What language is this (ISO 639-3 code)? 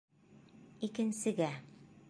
bak